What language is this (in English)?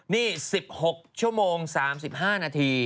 Thai